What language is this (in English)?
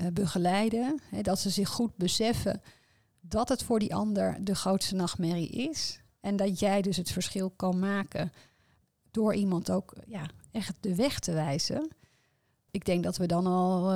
Dutch